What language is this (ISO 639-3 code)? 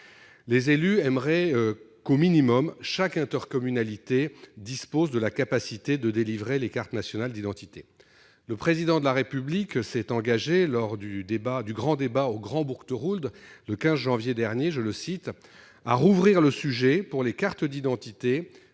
fra